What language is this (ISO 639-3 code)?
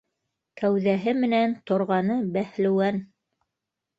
bak